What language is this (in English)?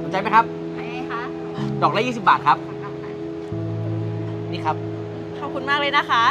Thai